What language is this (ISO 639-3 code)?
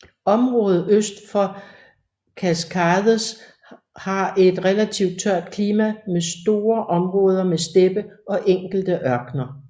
dan